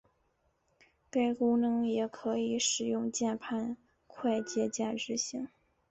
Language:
Chinese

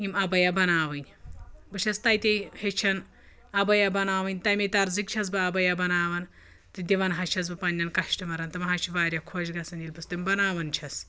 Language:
Kashmiri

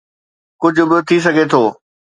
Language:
Sindhi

